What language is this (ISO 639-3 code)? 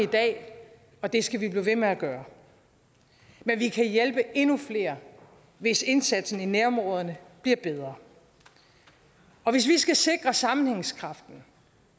dan